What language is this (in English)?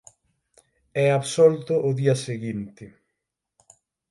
Galician